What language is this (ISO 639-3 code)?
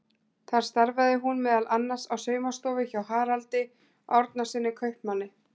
isl